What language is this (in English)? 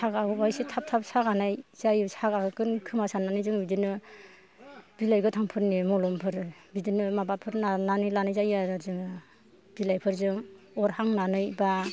Bodo